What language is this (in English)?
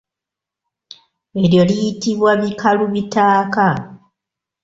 Ganda